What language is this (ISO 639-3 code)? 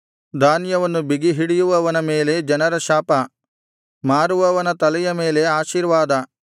kan